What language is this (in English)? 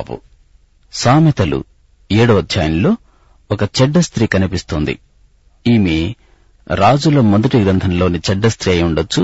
Telugu